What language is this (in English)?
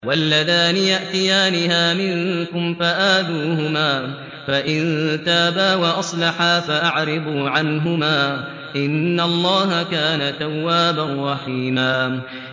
Arabic